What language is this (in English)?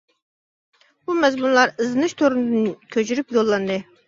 Uyghur